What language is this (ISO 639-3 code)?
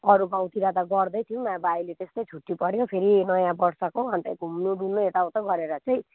nep